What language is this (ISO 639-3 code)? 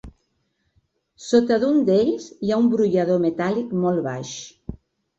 cat